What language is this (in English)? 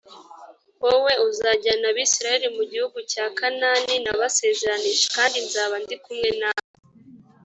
Kinyarwanda